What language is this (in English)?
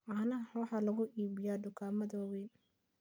Somali